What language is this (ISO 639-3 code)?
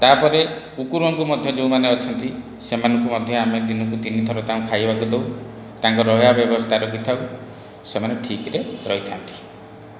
ori